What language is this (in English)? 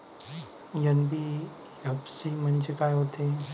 Marathi